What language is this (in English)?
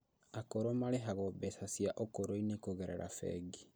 Kikuyu